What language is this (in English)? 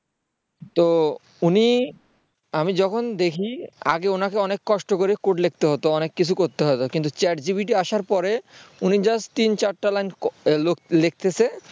Bangla